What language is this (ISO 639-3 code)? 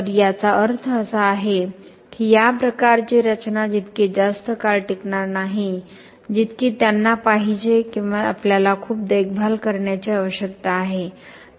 mar